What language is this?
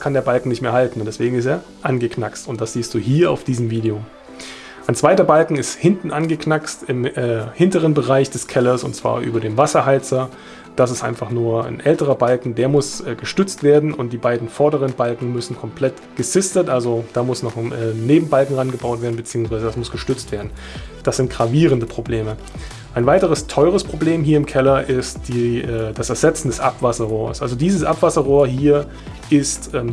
German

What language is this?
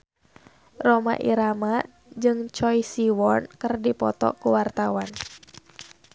Sundanese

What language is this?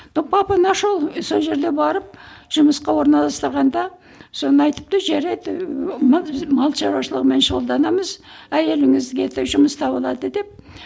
Kazakh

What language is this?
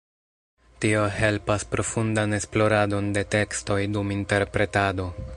Esperanto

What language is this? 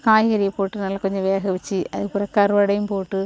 Tamil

